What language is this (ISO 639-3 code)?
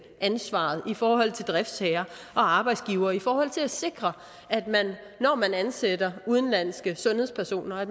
dan